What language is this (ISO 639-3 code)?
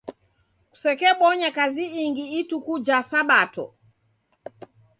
dav